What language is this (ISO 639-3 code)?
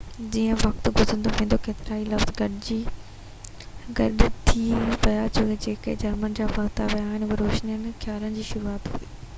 snd